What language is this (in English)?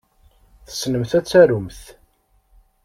Kabyle